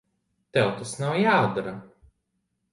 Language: Latvian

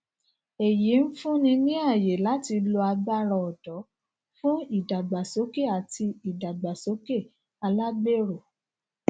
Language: Yoruba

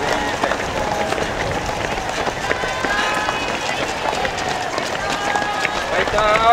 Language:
Japanese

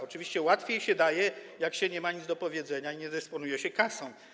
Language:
Polish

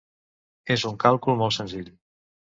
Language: Catalan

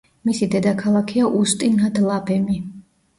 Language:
Georgian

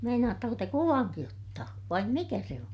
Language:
Finnish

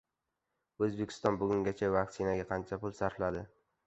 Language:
Uzbek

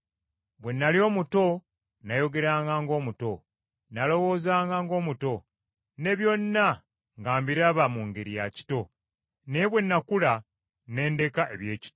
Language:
Ganda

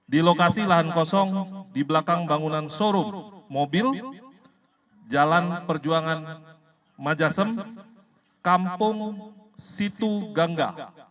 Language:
Indonesian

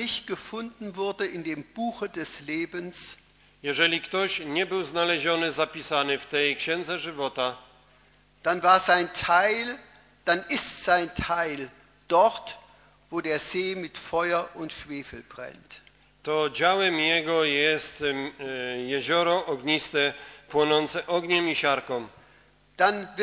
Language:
Polish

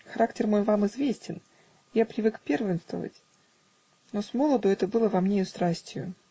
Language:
Russian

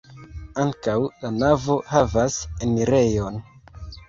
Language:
Esperanto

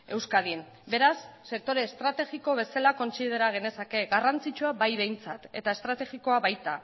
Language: Basque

